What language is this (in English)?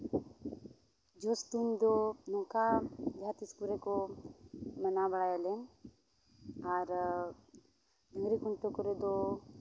Santali